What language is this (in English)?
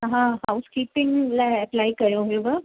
Sindhi